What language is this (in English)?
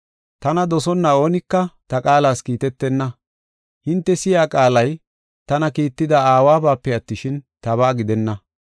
Gofa